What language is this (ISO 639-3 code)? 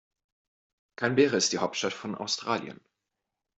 deu